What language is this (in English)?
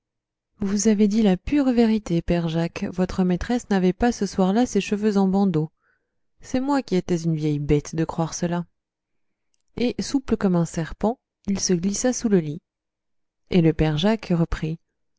French